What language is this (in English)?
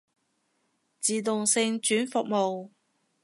Cantonese